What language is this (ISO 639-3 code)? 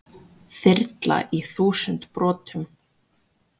isl